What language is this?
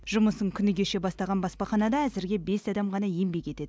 Kazakh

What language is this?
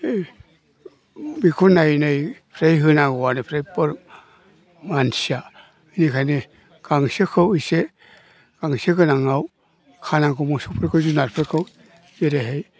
Bodo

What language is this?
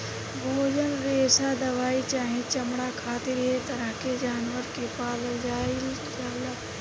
Bhojpuri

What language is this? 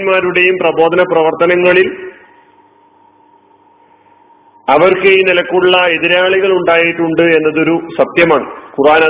Malayalam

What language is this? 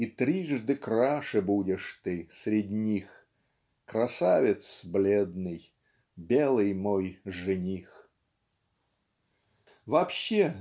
Russian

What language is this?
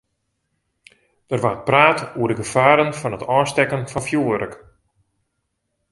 Western Frisian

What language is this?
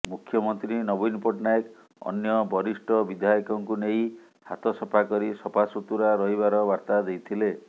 Odia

